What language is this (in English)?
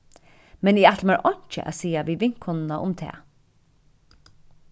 Faroese